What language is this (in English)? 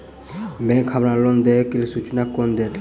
Maithili